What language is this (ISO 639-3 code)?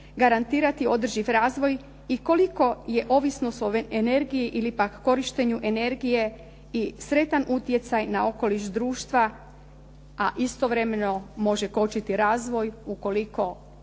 hrv